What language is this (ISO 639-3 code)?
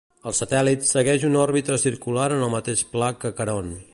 cat